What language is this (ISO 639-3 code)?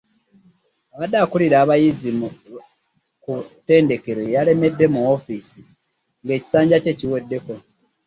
lug